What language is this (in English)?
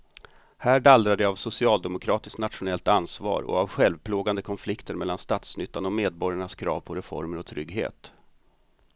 Swedish